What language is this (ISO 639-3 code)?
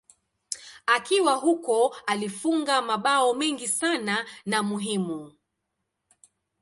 swa